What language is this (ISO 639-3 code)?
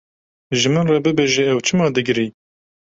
kur